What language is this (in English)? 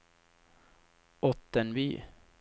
Swedish